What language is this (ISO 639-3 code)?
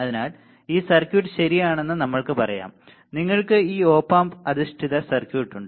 mal